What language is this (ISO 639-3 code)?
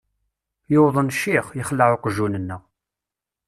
kab